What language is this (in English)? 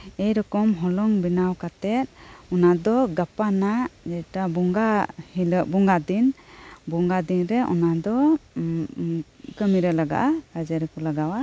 Santali